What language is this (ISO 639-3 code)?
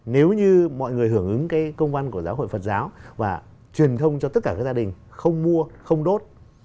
vie